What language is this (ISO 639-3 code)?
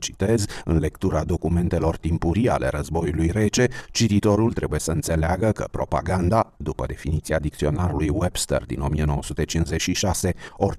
ron